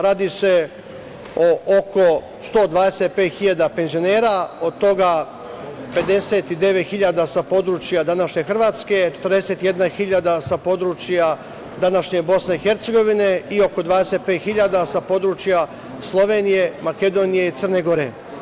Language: Serbian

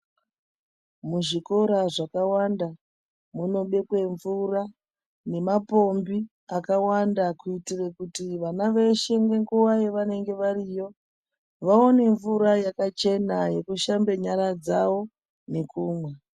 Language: Ndau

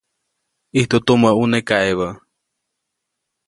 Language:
Copainalá Zoque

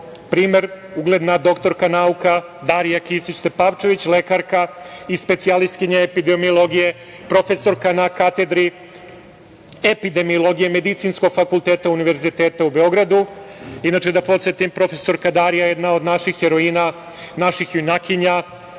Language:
Serbian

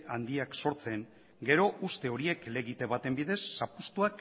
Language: Basque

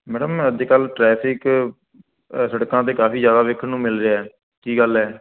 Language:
Punjabi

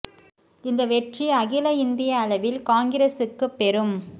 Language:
Tamil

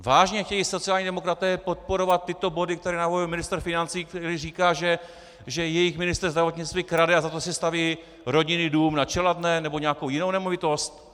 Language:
Czech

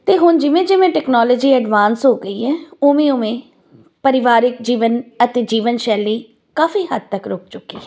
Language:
Punjabi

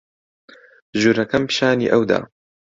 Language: Central Kurdish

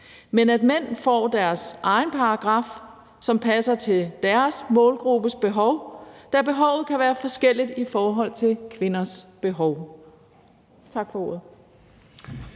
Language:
Danish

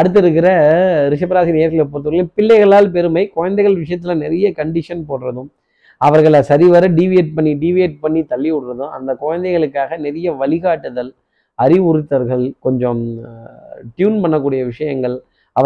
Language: Tamil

